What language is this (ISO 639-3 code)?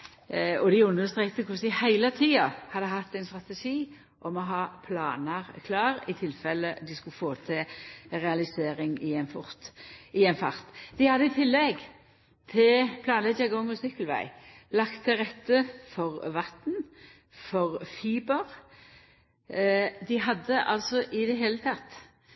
nno